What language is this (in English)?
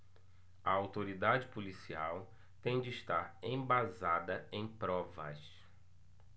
Portuguese